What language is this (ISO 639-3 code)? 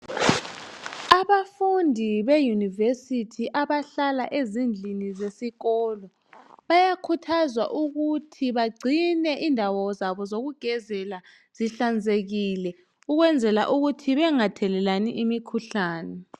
nde